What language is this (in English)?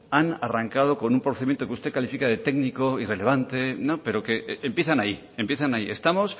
Spanish